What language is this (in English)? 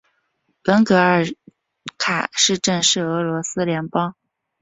Chinese